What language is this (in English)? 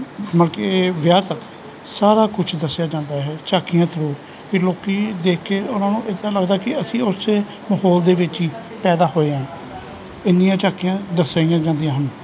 Punjabi